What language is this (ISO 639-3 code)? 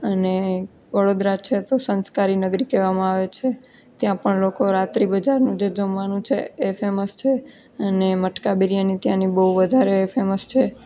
guj